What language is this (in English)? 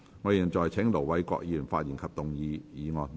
Cantonese